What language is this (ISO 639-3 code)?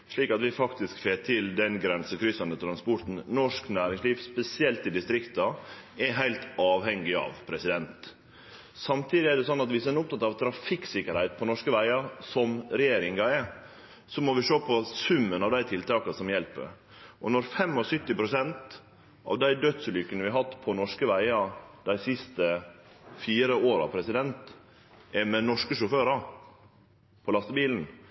nno